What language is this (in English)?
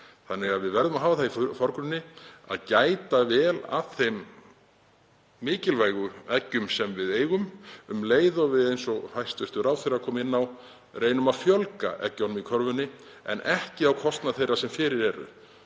Icelandic